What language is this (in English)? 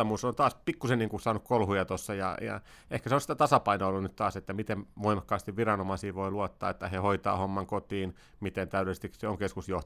Finnish